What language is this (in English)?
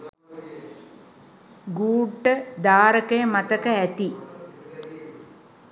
Sinhala